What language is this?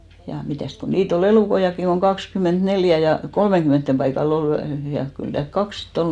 Finnish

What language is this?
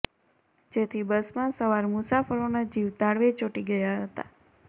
Gujarati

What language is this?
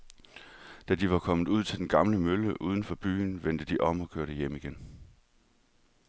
Danish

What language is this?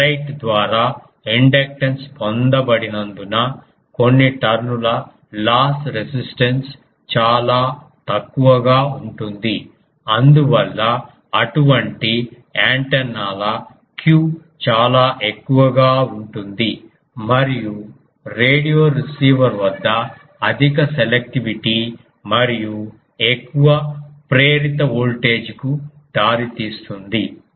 Telugu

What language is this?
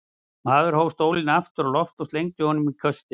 Icelandic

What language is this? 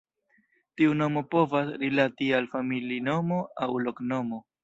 Esperanto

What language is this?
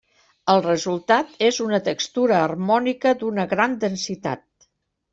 Catalan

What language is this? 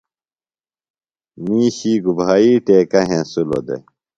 Phalura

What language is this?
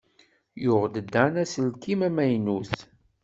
Kabyle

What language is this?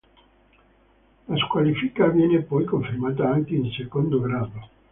Italian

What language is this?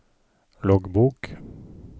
Norwegian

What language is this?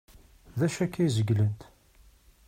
Kabyle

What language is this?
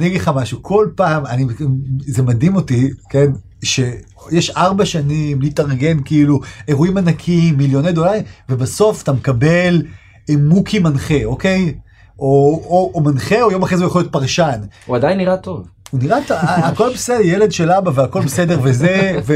Hebrew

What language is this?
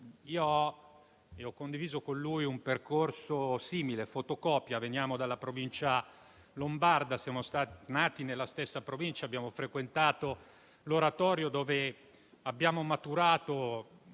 Italian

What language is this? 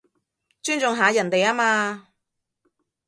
Cantonese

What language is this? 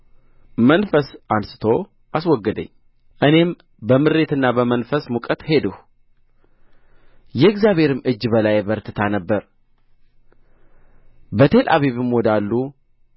Amharic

